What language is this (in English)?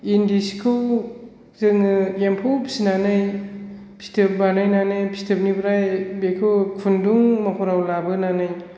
Bodo